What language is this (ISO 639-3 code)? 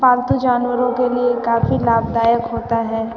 hin